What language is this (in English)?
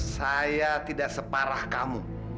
Indonesian